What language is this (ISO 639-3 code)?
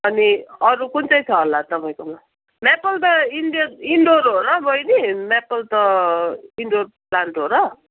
nep